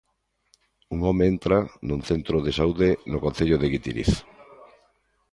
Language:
Galician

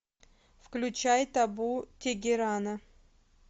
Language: Russian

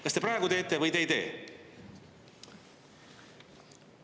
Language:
Estonian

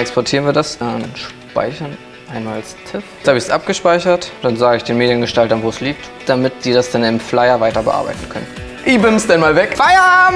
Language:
German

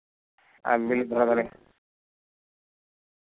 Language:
Santali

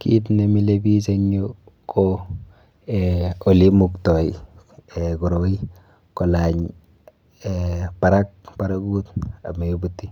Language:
Kalenjin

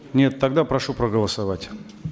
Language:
Kazakh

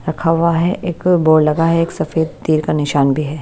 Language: Hindi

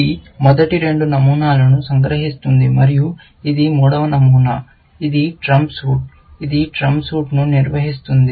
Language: Telugu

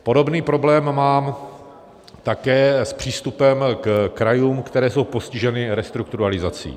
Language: Czech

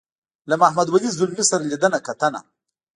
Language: Pashto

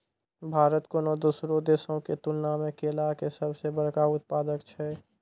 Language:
Maithili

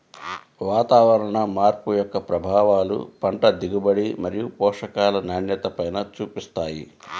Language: Telugu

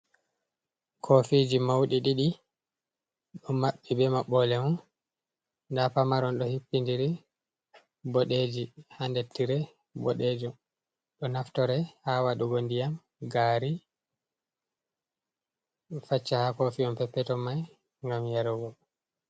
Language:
Fula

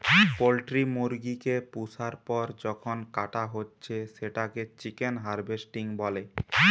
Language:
Bangla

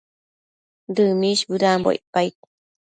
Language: Matsés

